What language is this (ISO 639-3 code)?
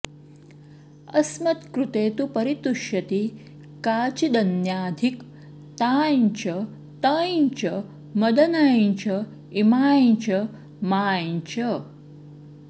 san